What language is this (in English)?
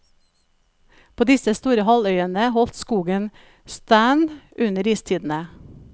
Norwegian